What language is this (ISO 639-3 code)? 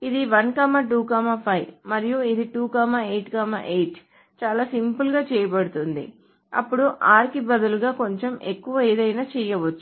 tel